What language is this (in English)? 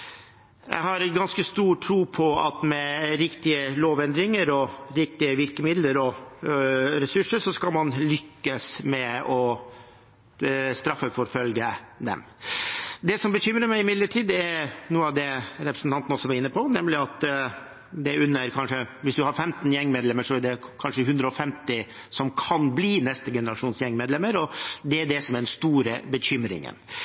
Norwegian Bokmål